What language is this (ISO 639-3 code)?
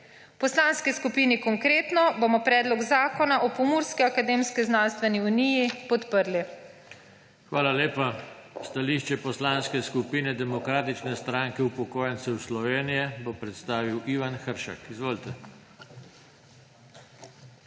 slv